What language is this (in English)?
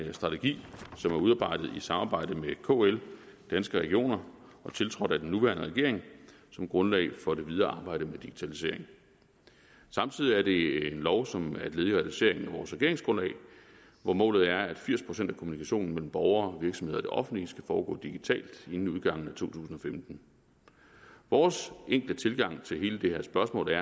Danish